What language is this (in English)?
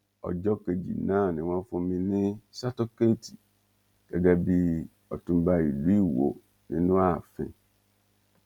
Yoruba